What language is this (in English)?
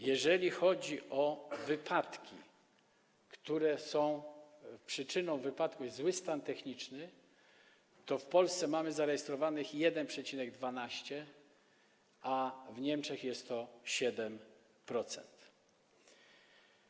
Polish